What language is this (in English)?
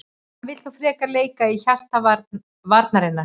Icelandic